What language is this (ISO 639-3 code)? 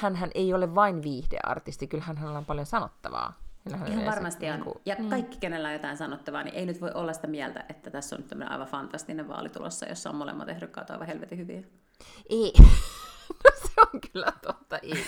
fin